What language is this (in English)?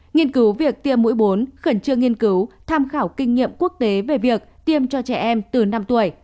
Vietnamese